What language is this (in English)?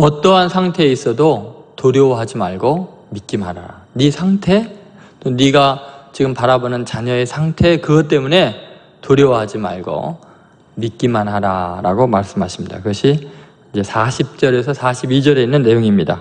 Korean